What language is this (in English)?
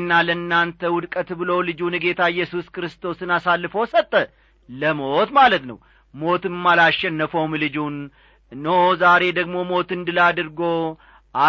Amharic